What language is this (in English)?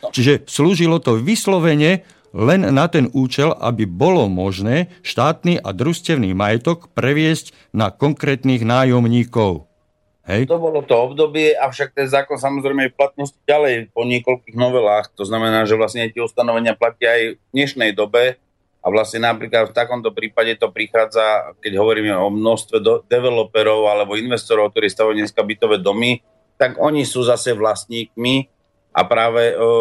Slovak